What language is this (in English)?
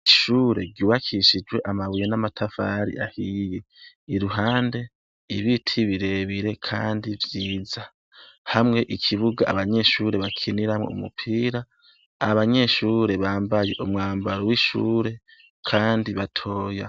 Rundi